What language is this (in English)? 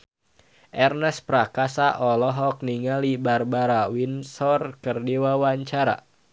Sundanese